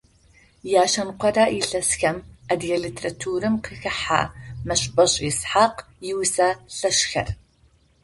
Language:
Adyghe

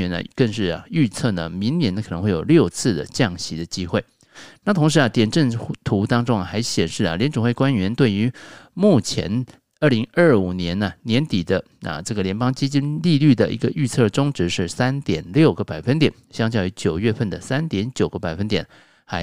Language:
Chinese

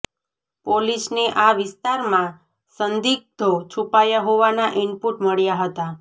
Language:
Gujarati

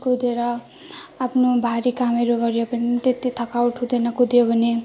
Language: Nepali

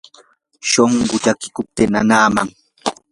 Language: Yanahuanca Pasco Quechua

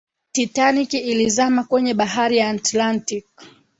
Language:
Swahili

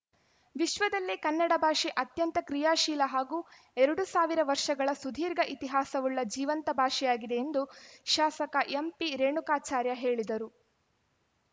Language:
Kannada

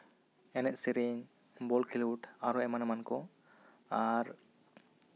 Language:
Santali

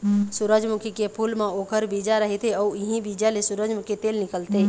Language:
Chhattisgarhi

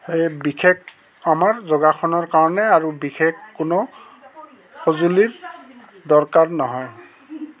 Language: Assamese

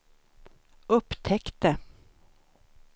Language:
Swedish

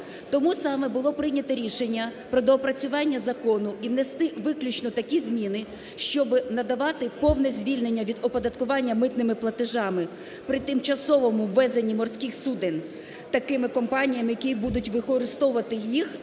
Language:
Ukrainian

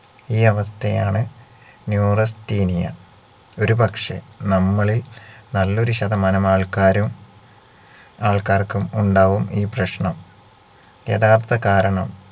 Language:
Malayalam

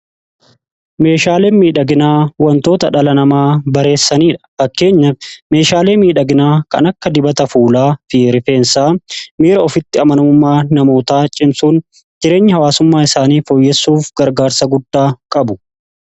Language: Oromo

